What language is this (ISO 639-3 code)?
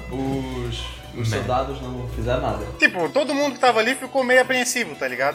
por